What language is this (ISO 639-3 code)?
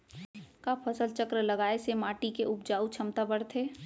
hne